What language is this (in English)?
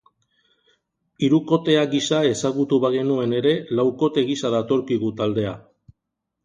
Basque